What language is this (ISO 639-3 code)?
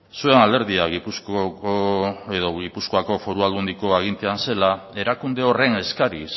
eus